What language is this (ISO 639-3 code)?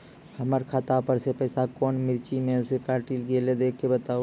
mai